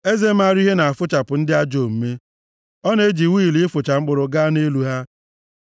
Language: Igbo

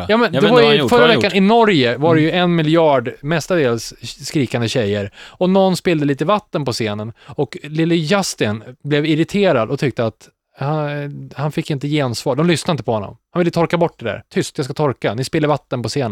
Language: Swedish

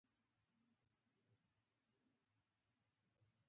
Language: Pashto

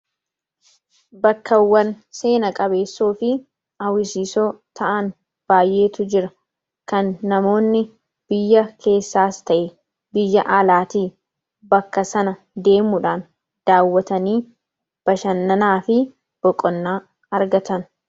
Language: Oromo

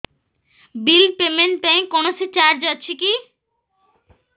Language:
Odia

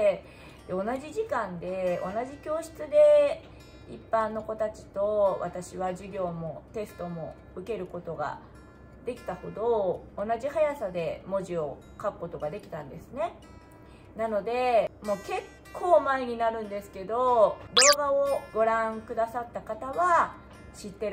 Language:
Japanese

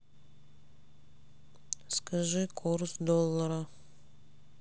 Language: Russian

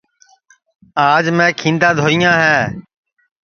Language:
Sansi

